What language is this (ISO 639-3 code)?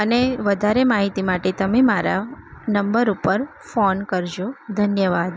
guj